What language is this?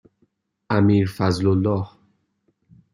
Persian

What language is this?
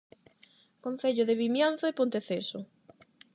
Galician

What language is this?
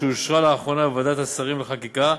Hebrew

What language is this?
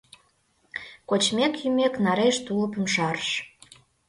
Mari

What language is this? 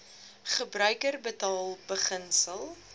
Afrikaans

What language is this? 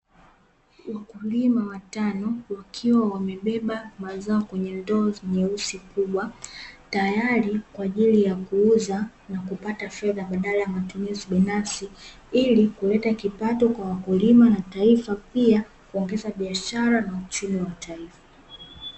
Swahili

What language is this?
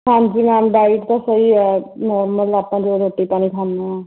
Punjabi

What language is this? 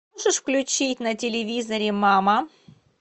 Russian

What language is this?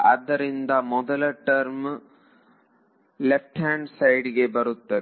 Kannada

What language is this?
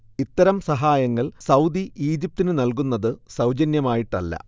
Malayalam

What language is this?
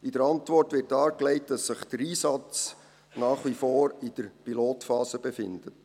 Swiss German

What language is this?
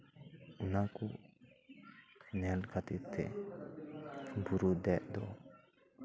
Santali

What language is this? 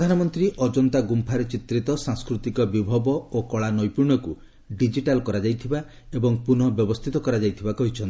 Odia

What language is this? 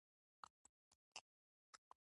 Pashto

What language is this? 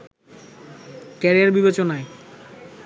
Bangla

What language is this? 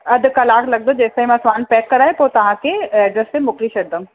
Sindhi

